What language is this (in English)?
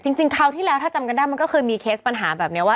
Thai